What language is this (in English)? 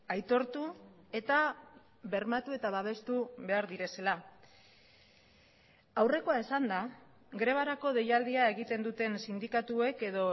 Basque